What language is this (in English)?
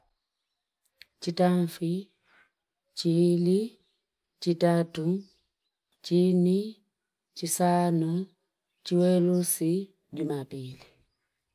Fipa